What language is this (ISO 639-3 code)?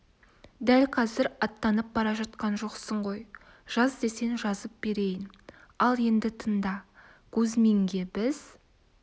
kaz